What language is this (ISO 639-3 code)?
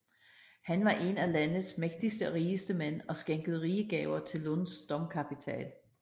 dan